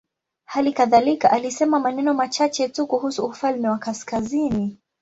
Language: Swahili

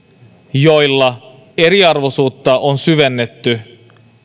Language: Finnish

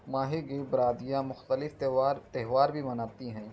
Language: Urdu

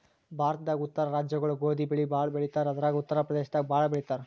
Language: Kannada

